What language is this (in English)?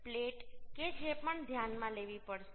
Gujarati